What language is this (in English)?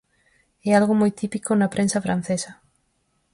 Galician